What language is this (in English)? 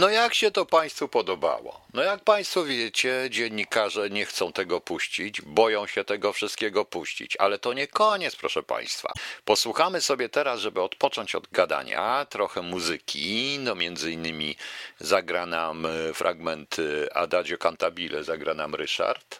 Polish